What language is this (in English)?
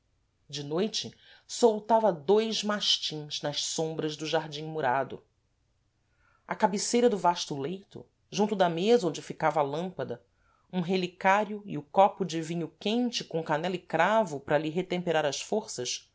Portuguese